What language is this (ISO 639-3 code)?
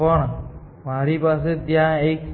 guj